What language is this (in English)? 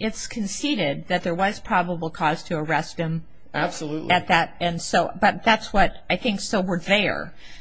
English